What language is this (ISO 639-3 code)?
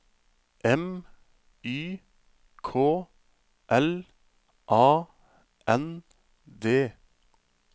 nor